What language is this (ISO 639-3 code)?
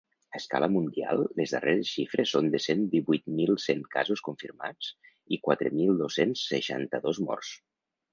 cat